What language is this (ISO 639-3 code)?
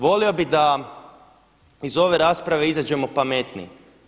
hrv